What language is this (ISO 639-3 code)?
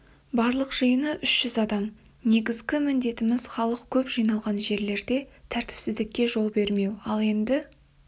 kaz